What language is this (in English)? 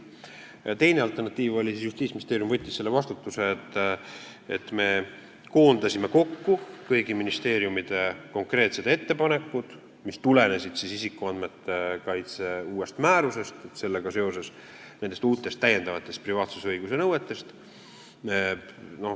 Estonian